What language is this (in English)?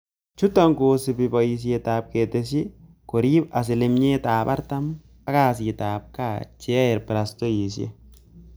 Kalenjin